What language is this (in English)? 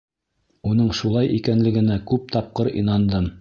Bashkir